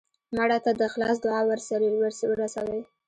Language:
Pashto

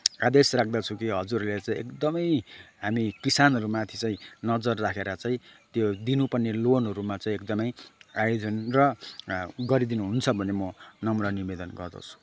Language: Nepali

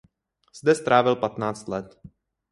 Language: Czech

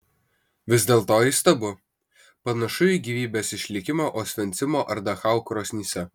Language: Lithuanian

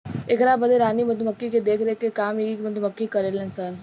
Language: Bhojpuri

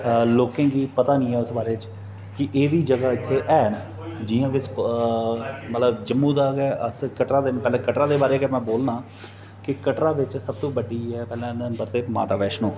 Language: Dogri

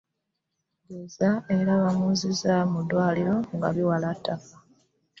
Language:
Ganda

